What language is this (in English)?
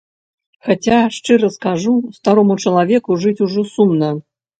Belarusian